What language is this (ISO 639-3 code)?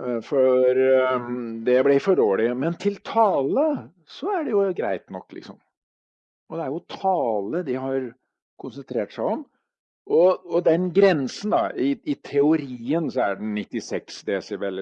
nor